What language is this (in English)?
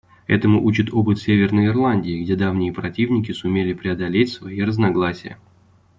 Russian